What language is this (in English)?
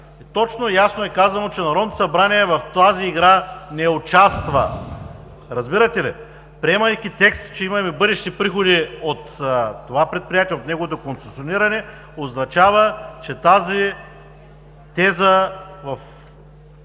Bulgarian